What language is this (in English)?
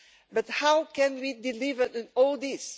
English